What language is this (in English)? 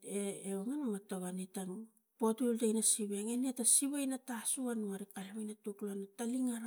Tigak